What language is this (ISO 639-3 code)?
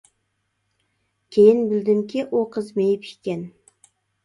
uig